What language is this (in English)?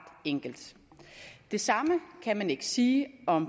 Danish